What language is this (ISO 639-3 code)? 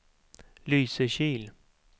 swe